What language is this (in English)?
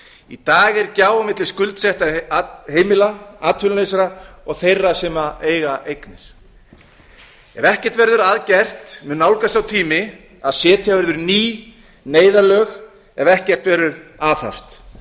Icelandic